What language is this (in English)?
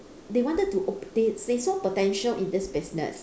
English